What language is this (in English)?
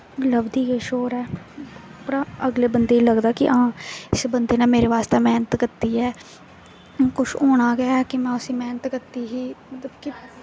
Dogri